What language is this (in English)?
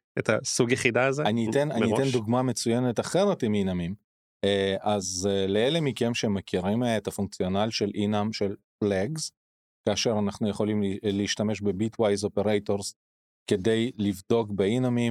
Hebrew